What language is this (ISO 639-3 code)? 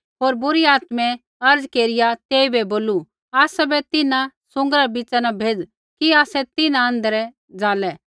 kfx